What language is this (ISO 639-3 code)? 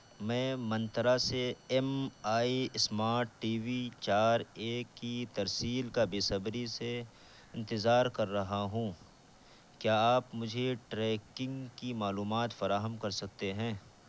urd